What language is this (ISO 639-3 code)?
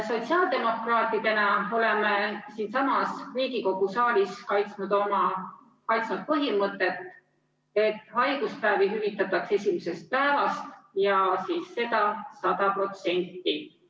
est